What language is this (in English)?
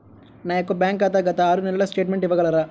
Telugu